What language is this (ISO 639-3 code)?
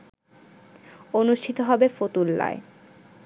ben